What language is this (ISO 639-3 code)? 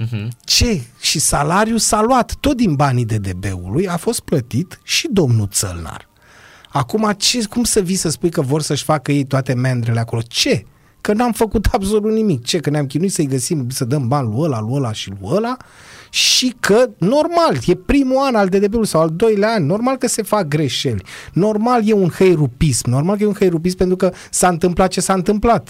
ron